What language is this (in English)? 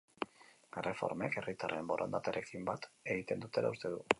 Basque